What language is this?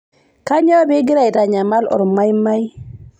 Masai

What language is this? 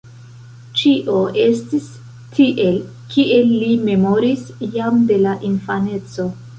Esperanto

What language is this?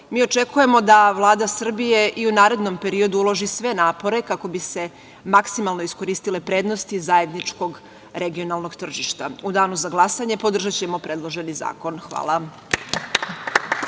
Serbian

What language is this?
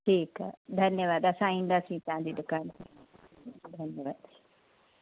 Sindhi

